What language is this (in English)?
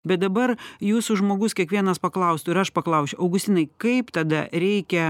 Lithuanian